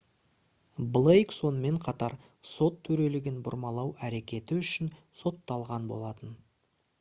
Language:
Kazakh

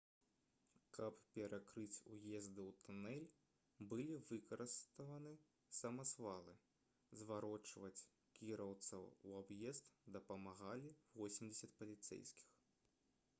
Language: Belarusian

